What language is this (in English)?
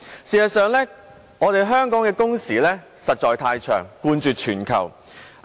Cantonese